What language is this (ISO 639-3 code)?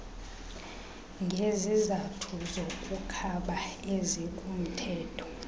xho